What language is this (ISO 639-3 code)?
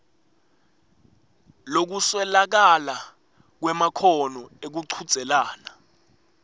ssw